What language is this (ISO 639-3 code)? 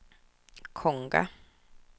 swe